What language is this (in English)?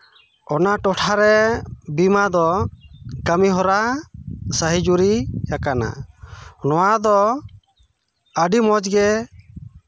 Santali